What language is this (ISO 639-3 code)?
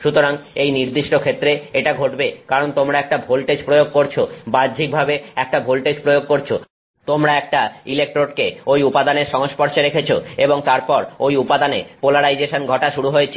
ben